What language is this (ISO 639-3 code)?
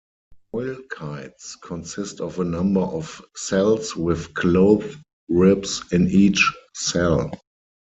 eng